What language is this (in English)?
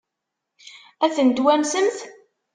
Kabyle